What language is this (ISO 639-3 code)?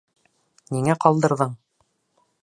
bak